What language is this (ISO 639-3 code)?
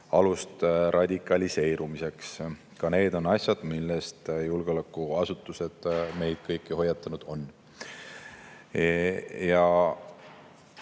est